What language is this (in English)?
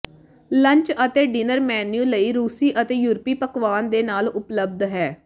Punjabi